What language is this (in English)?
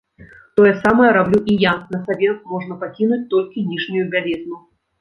Belarusian